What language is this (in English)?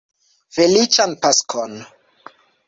Esperanto